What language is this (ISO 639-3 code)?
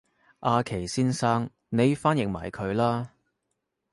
yue